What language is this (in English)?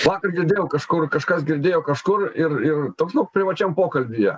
Lithuanian